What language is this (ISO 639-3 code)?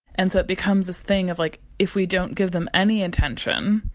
eng